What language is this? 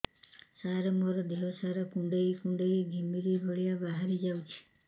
Odia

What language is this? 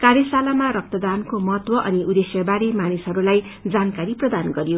Nepali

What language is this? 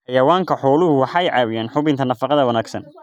Somali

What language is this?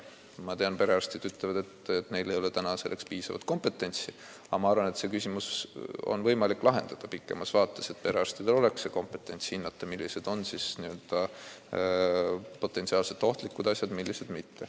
Estonian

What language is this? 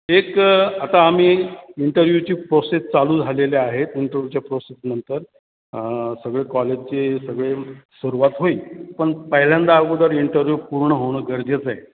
Marathi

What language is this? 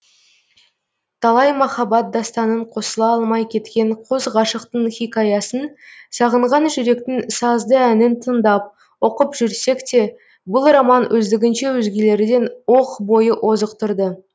Kazakh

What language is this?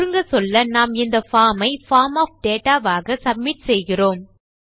Tamil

